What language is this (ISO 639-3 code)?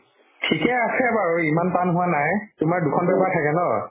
asm